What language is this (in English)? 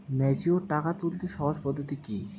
Bangla